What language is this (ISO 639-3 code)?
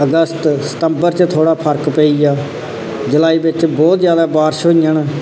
doi